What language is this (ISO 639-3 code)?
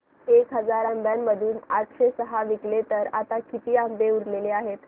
mar